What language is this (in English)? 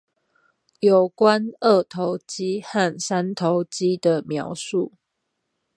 Chinese